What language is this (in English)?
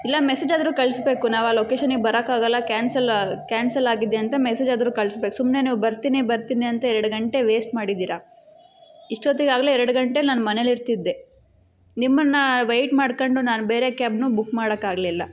Kannada